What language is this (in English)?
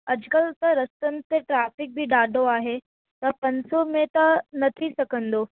Sindhi